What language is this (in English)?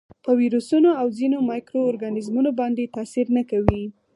Pashto